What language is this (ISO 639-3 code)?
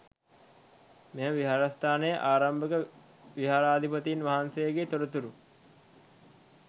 sin